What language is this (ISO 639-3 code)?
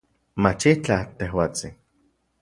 ncx